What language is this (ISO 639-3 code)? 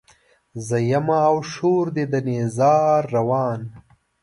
pus